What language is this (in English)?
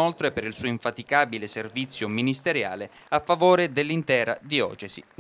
Italian